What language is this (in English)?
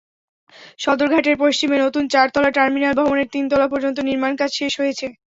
Bangla